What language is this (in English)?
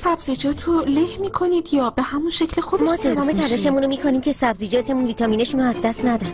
Persian